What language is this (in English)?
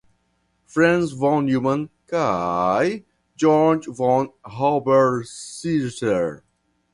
Esperanto